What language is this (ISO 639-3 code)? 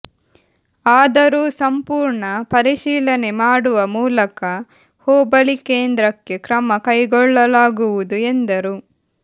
kan